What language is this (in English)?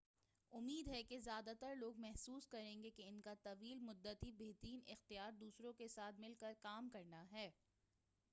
Urdu